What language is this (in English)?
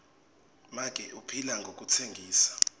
Swati